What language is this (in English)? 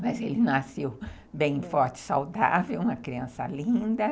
Portuguese